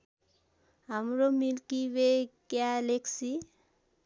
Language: Nepali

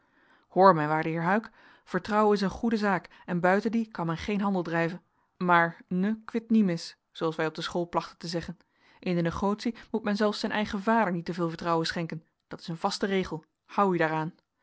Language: Dutch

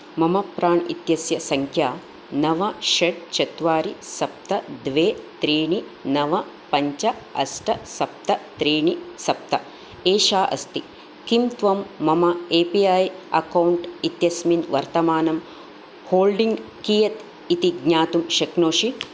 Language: Sanskrit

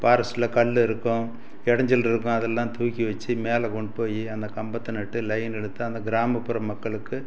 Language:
Tamil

